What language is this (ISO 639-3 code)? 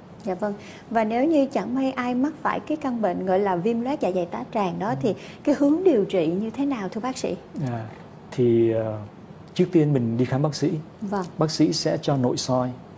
vie